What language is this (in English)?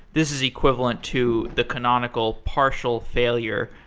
English